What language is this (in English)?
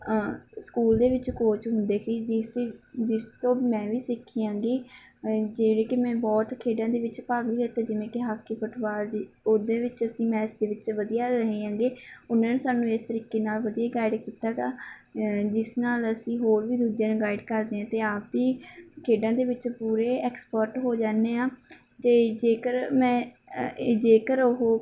Punjabi